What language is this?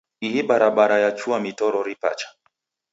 Taita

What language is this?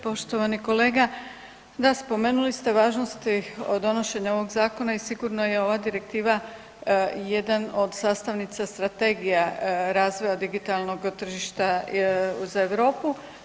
Croatian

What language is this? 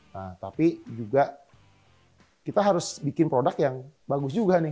Indonesian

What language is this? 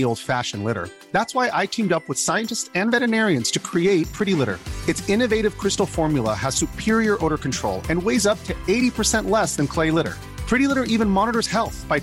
Danish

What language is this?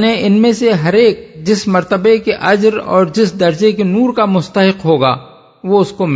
Urdu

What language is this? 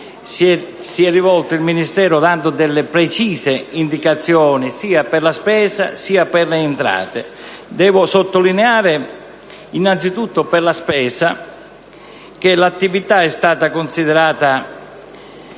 Italian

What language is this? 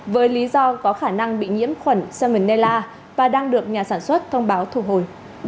Vietnamese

